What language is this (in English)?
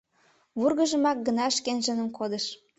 Mari